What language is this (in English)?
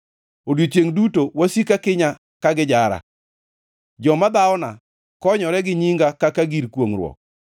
Luo (Kenya and Tanzania)